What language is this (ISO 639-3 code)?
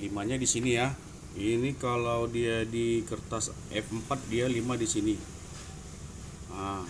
ind